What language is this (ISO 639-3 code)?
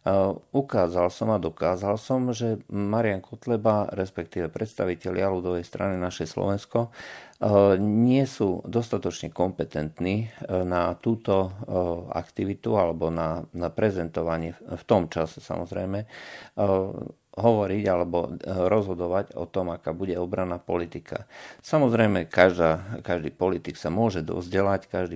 slk